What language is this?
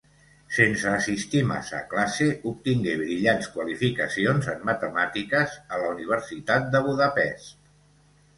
Catalan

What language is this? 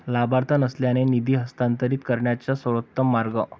Marathi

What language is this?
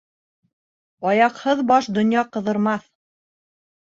Bashkir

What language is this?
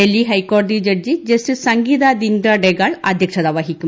Malayalam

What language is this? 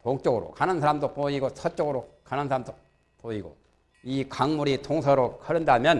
Korean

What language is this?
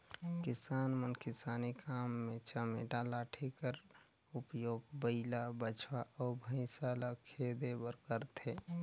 Chhattisgarhi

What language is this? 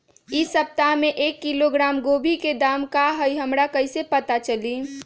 Magahi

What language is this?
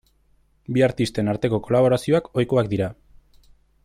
Basque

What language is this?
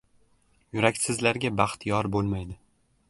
Uzbek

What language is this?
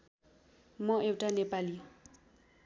Nepali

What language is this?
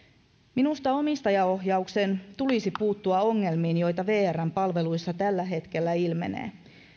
Finnish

